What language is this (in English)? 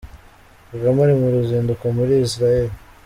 Kinyarwanda